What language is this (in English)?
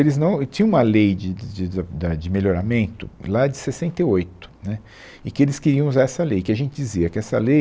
Portuguese